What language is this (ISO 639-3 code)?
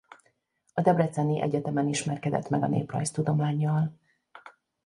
hun